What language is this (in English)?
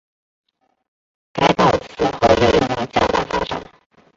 Chinese